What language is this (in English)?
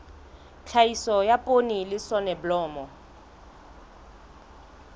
Southern Sotho